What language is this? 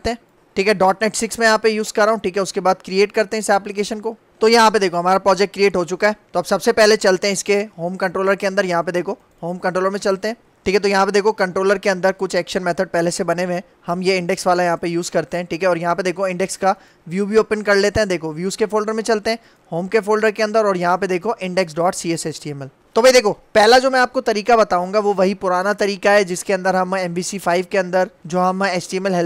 Hindi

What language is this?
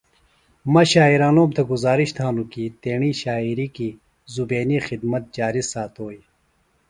Phalura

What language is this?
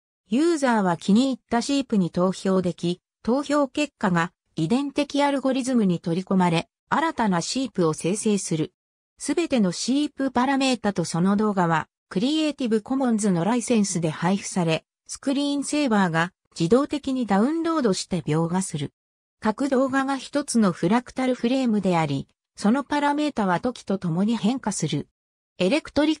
Japanese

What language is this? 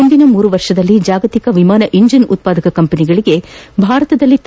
Kannada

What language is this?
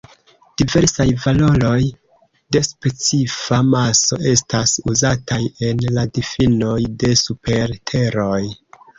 Esperanto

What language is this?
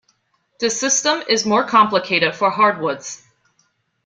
English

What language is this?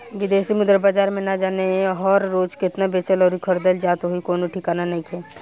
Bhojpuri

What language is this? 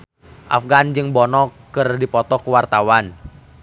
Sundanese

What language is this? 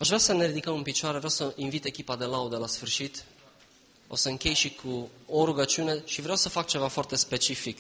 Romanian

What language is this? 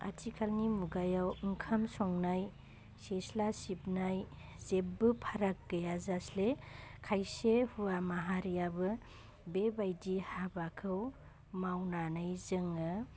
Bodo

